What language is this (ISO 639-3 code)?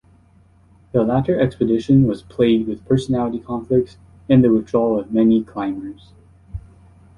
eng